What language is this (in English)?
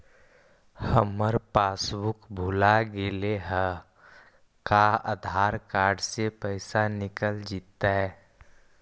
Magahi